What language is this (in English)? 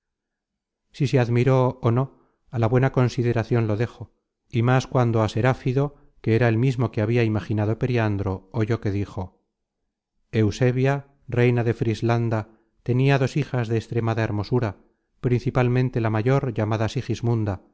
Spanish